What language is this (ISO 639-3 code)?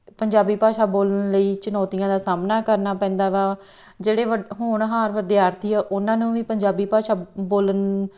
pan